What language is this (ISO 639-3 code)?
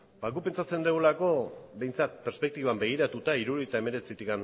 eus